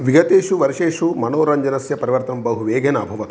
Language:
Sanskrit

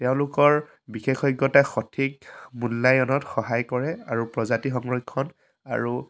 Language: Assamese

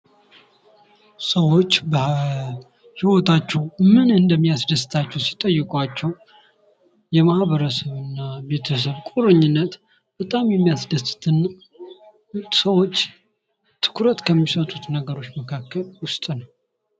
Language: Amharic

